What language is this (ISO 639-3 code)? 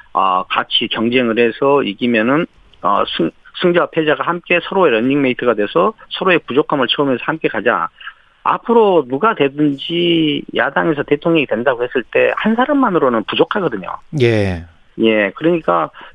kor